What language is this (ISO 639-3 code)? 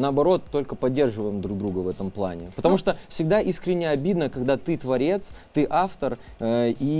rus